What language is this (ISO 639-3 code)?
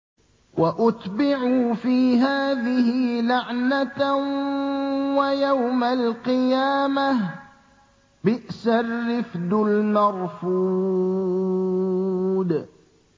ara